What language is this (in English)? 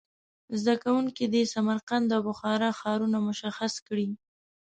Pashto